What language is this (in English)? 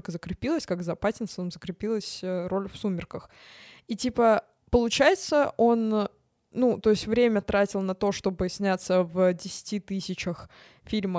Russian